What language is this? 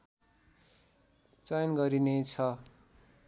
Nepali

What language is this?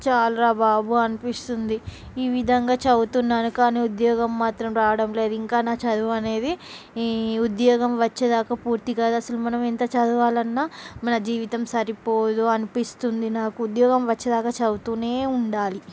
Telugu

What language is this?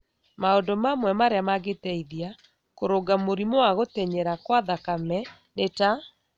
Kikuyu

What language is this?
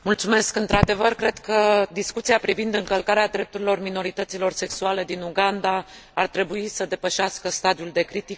Romanian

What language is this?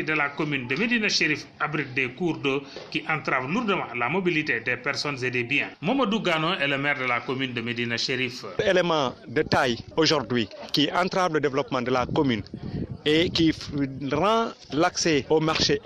French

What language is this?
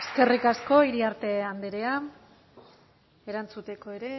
Basque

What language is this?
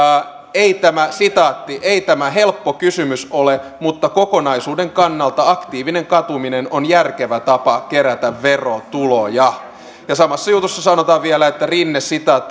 Finnish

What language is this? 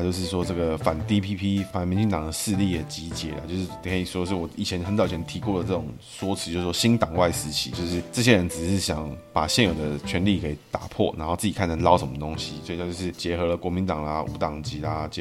Chinese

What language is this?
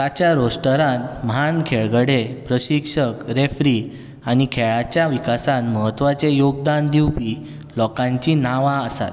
Konkani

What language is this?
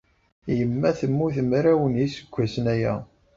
Kabyle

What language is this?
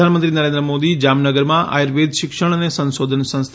Gujarati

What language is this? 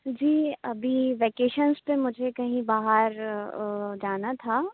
Urdu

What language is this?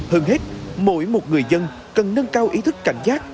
Vietnamese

